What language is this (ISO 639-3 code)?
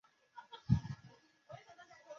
zho